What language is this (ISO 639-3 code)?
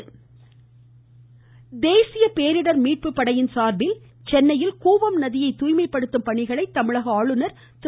tam